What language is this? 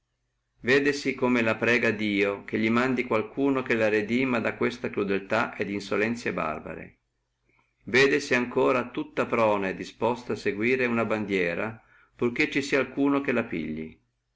Italian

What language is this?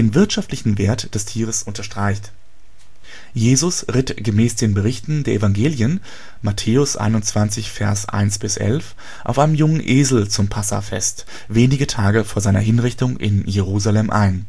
German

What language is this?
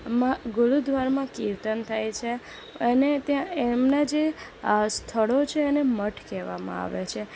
Gujarati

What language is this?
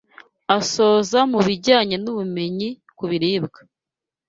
Kinyarwanda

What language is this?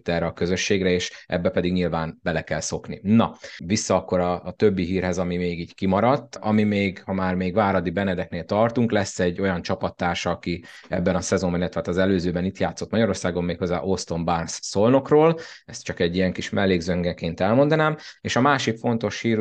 Hungarian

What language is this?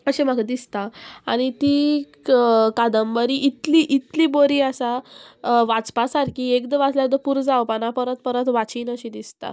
Konkani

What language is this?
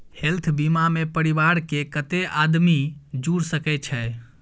Maithili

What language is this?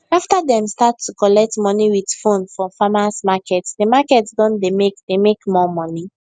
Nigerian Pidgin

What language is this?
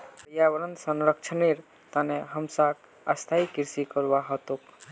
Magahi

